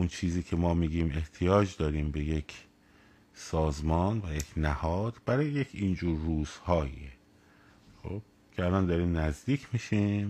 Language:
Persian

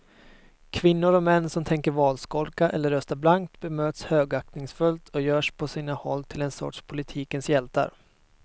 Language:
Swedish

